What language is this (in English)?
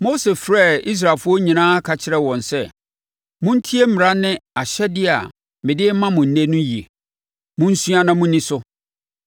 Akan